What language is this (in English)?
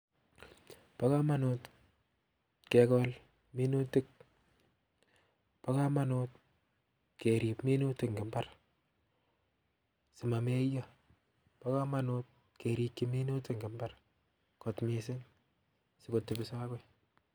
Kalenjin